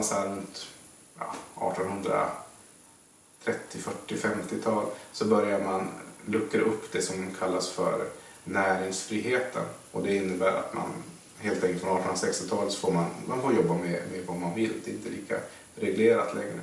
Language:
Swedish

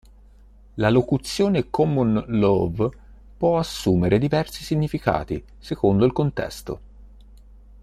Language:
Italian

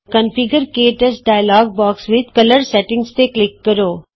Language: Punjabi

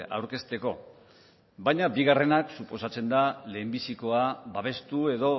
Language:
Basque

